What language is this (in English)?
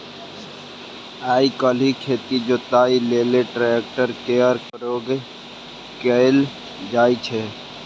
Maithili